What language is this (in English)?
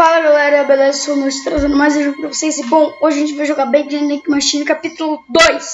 Portuguese